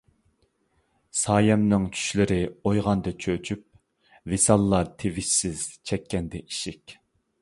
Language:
Uyghur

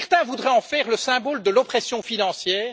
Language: French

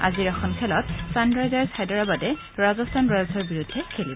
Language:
Assamese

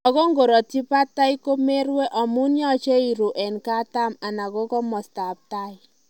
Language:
Kalenjin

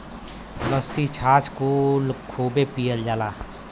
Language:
Bhojpuri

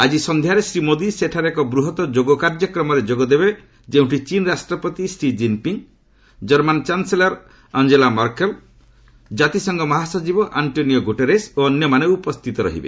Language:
Odia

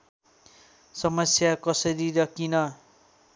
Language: Nepali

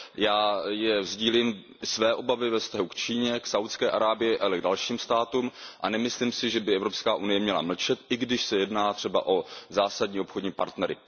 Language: Czech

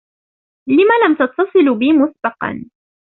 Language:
Arabic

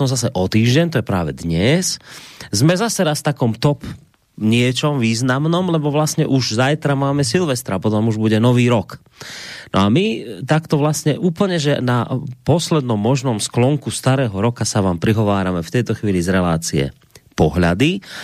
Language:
Slovak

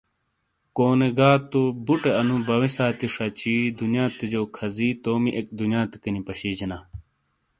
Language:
Shina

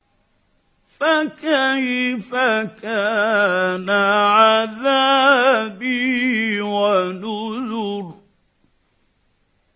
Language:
Arabic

